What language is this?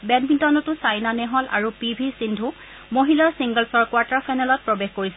Assamese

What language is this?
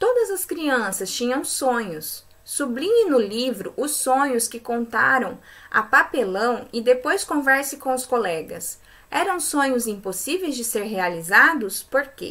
Portuguese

